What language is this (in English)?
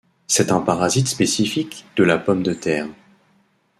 French